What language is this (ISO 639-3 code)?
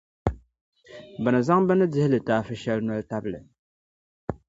dag